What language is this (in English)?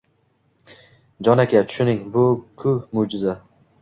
Uzbek